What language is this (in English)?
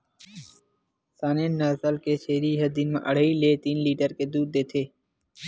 Chhattisgarhi